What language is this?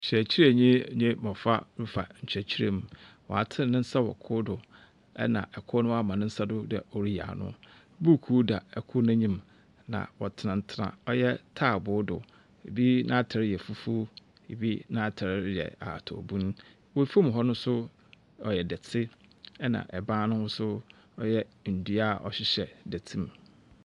Akan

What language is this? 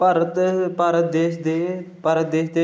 Dogri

